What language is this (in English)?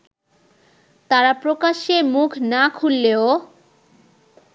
Bangla